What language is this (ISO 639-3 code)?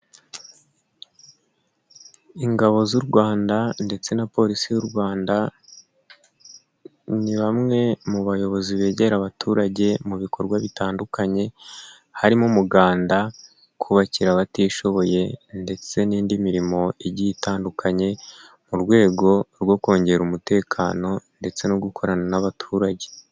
kin